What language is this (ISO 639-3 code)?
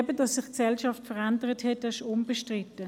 gsw